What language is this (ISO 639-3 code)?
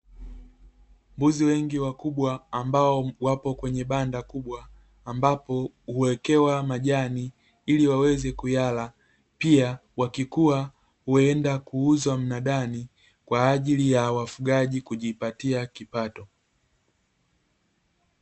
swa